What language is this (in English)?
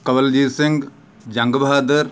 Punjabi